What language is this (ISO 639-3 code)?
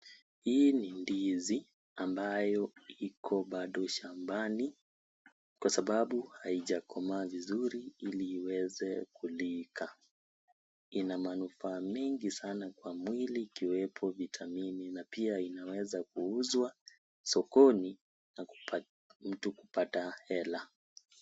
swa